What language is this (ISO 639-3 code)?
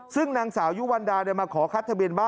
tha